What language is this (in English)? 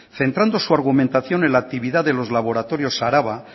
Spanish